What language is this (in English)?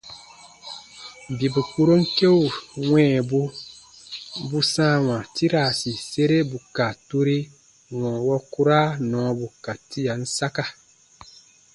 Baatonum